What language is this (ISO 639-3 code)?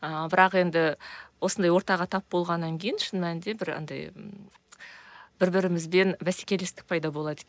kaz